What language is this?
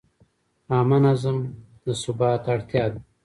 Pashto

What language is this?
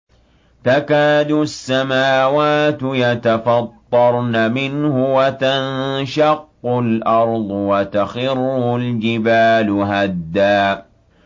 Arabic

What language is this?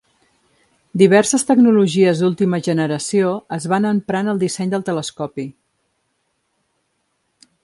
Catalan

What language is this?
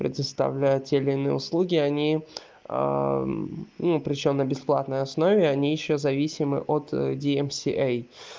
Russian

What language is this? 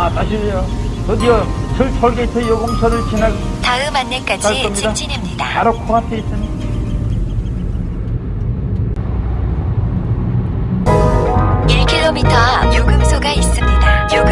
Korean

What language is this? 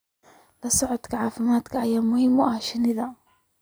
Somali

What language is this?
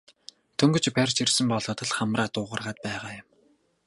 Mongolian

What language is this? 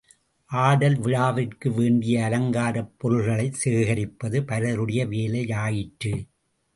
Tamil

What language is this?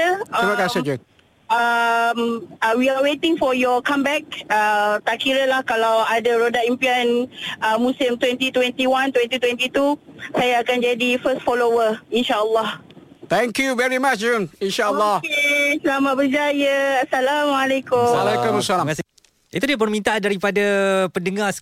Malay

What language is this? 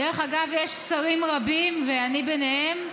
Hebrew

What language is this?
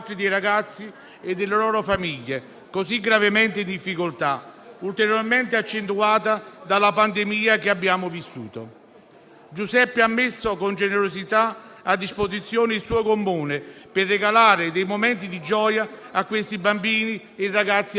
Italian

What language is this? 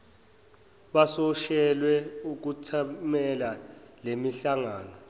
Zulu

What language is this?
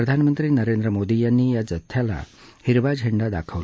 Marathi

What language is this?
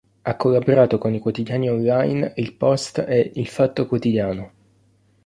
Italian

